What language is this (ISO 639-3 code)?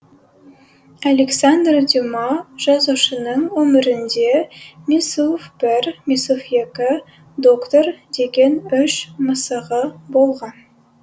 kaz